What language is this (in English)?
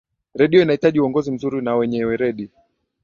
Swahili